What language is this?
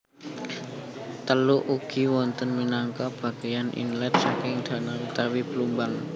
Javanese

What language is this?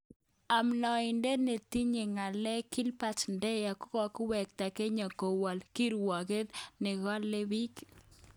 Kalenjin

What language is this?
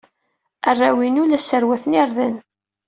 Kabyle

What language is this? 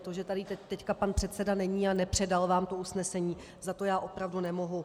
Czech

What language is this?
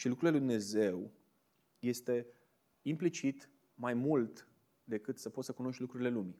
Romanian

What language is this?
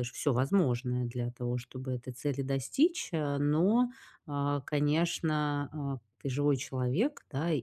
Russian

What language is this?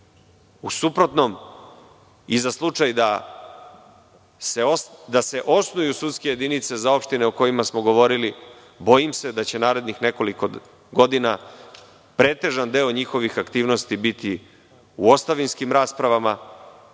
Serbian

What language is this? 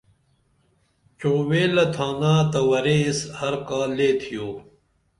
Dameli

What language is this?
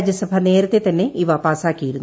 Malayalam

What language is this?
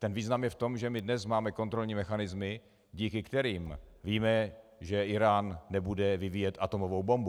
Czech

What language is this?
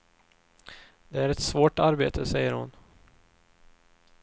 Swedish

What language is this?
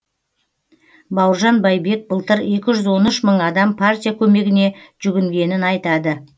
Kazakh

